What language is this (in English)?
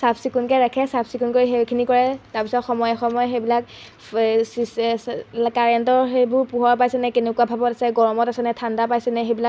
Assamese